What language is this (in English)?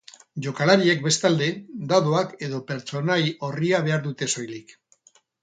Basque